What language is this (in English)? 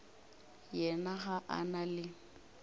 Northern Sotho